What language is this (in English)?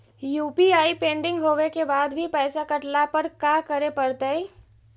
Magahi